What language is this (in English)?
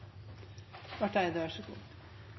Norwegian Nynorsk